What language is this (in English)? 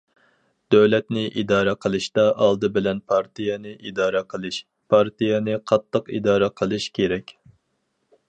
Uyghur